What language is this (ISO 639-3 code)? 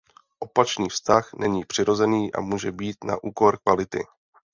ces